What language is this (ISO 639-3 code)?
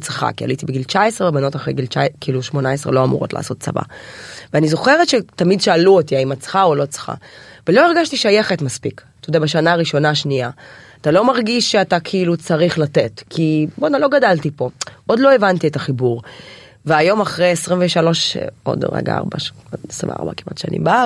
heb